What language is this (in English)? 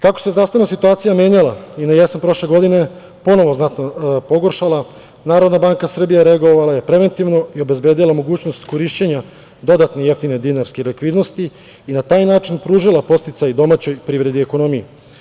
Serbian